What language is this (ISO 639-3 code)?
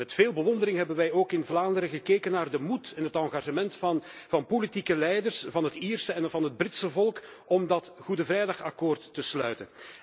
nld